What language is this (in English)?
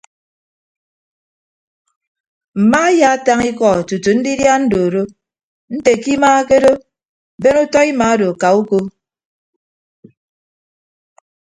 Ibibio